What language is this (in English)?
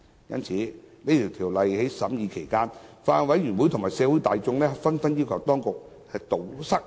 Cantonese